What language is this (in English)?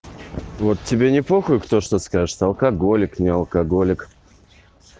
Russian